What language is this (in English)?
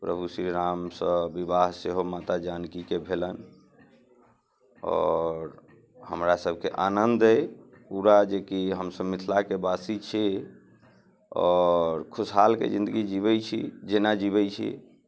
Maithili